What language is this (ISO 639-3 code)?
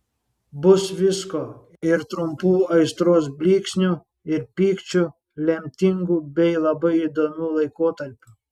lit